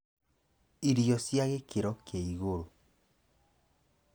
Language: Kikuyu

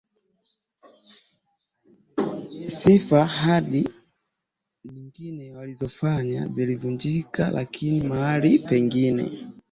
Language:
Swahili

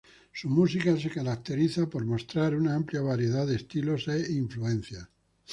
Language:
Spanish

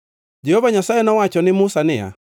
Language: Luo (Kenya and Tanzania)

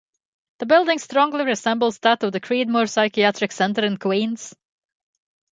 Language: English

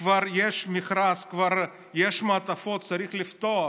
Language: Hebrew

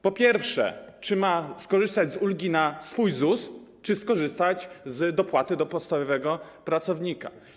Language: Polish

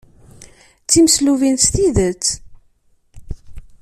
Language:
Kabyle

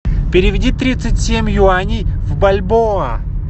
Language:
Russian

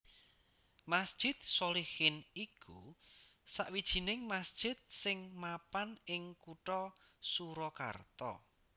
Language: Javanese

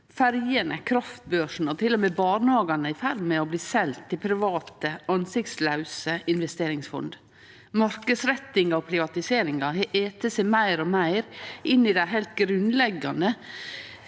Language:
Norwegian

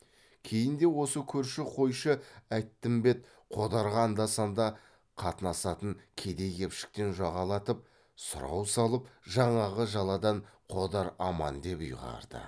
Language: Kazakh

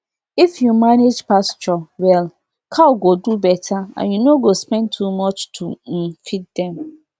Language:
Nigerian Pidgin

